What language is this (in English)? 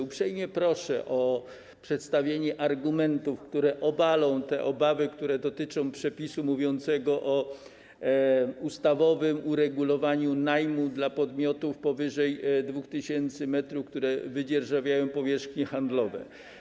Polish